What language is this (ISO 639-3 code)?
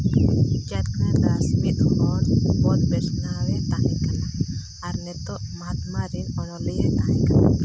sat